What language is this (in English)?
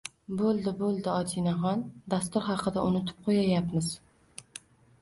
Uzbek